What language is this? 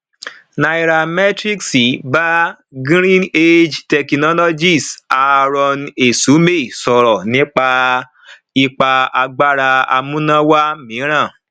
Yoruba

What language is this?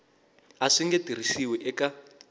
Tsonga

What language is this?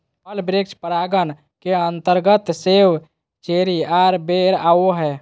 Magahi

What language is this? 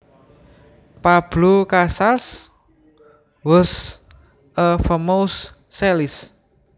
Javanese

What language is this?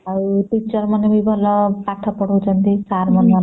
Odia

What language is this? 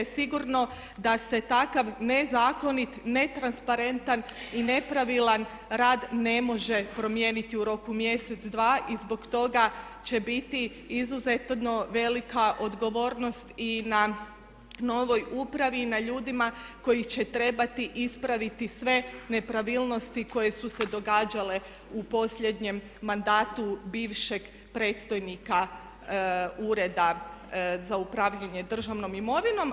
Croatian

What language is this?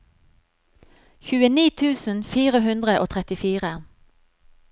Norwegian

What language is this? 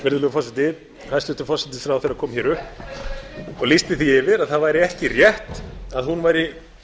Icelandic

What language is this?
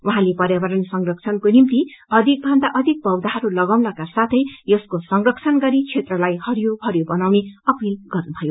Nepali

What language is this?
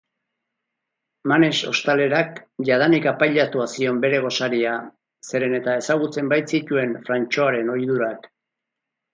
Basque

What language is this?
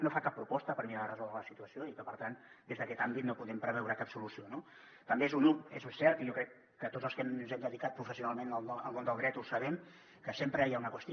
Catalan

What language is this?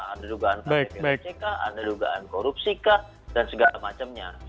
Indonesian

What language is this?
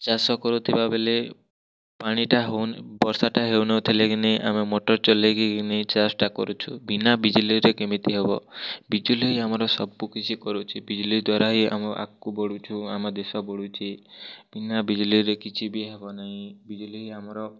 Odia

